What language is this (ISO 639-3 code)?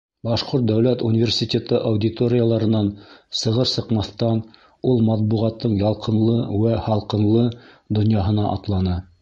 bak